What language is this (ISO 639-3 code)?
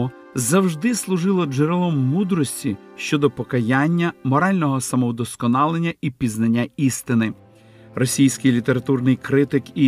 ukr